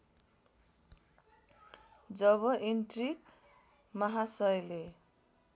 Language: Nepali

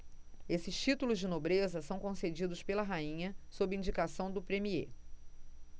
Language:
Portuguese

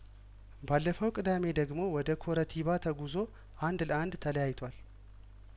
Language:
Amharic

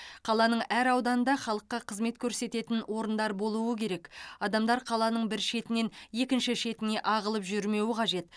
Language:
Kazakh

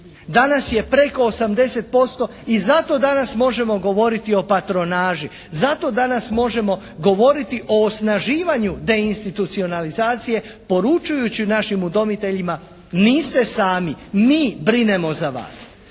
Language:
Croatian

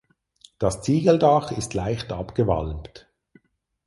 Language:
German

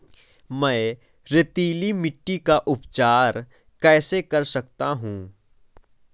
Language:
Hindi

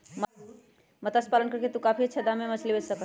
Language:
Magahi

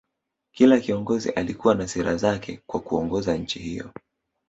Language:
Swahili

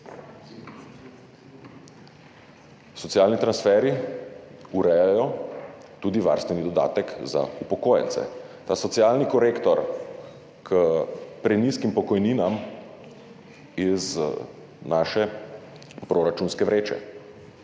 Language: Slovenian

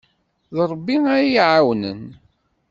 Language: Kabyle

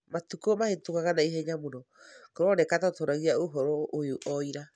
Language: Kikuyu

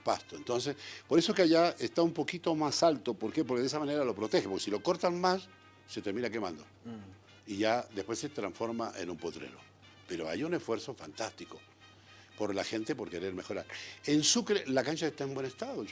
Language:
Spanish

